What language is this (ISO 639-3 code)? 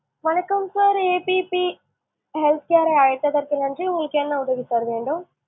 tam